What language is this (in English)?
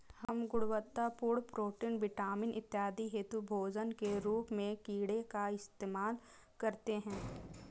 Hindi